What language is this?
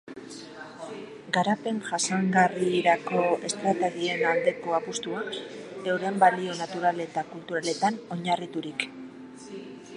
Basque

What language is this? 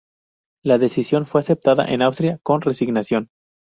Spanish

